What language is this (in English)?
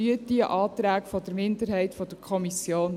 Swiss German